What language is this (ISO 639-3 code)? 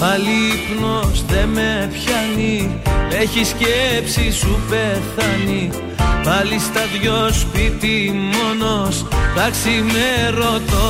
ell